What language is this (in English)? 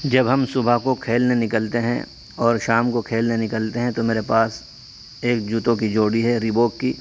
Urdu